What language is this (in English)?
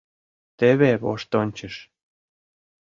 Mari